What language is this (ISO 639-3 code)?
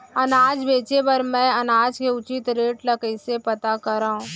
hne